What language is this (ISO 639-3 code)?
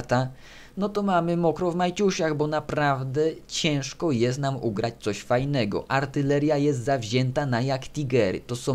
pol